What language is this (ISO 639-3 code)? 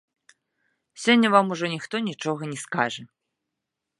bel